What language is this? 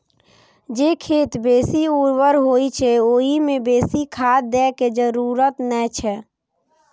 Maithili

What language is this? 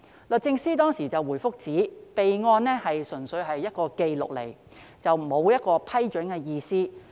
Cantonese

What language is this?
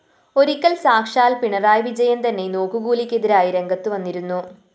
Malayalam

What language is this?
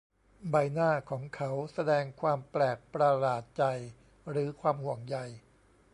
Thai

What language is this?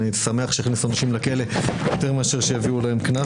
Hebrew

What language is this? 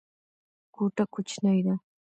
Pashto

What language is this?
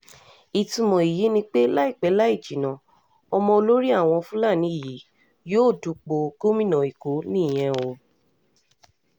Yoruba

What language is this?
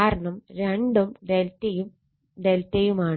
Malayalam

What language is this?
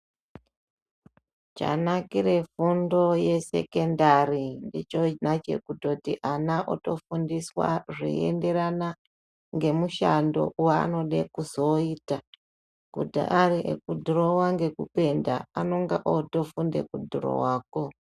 Ndau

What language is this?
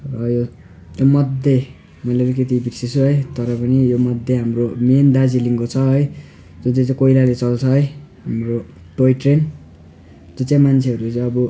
Nepali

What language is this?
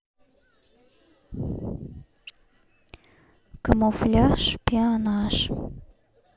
Russian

